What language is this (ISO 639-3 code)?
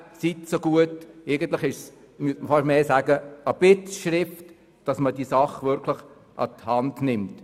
gsw